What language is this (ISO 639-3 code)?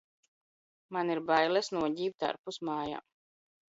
lav